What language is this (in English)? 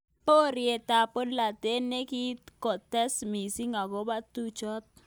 Kalenjin